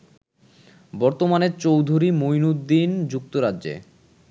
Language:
Bangla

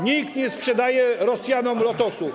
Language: Polish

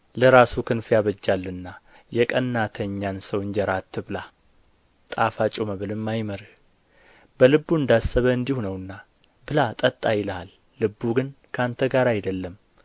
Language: Amharic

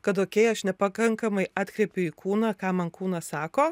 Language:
Lithuanian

